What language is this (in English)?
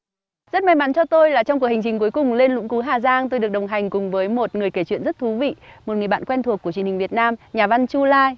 Vietnamese